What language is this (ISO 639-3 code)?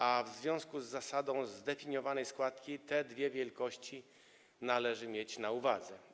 pol